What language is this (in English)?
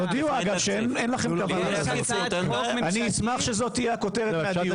Hebrew